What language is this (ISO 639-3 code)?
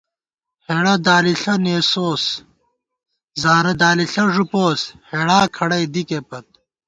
gwt